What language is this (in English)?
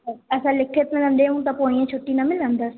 Sindhi